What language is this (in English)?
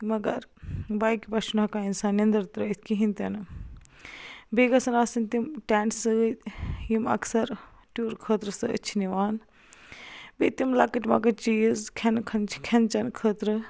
Kashmiri